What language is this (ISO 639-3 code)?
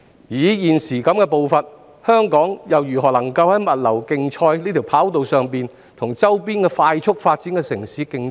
yue